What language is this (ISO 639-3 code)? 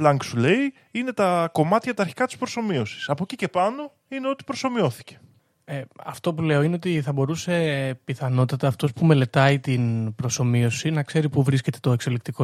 ell